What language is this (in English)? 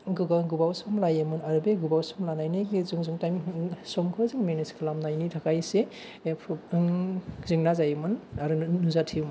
Bodo